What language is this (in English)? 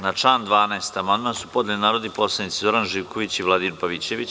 Serbian